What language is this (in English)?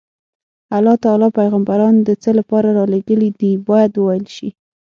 Pashto